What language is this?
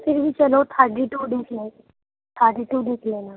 Urdu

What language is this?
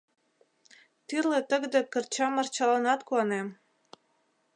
Mari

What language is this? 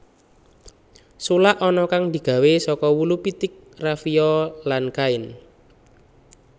Javanese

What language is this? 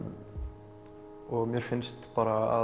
Icelandic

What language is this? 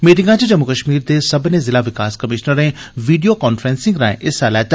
Dogri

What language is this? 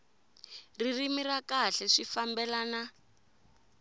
Tsonga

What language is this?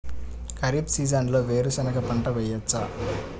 Telugu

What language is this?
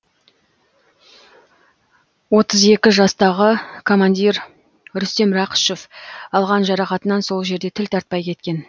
Kazakh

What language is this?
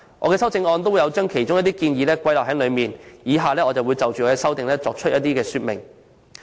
Cantonese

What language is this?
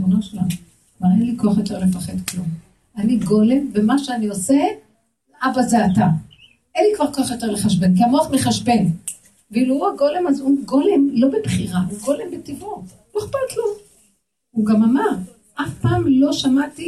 Hebrew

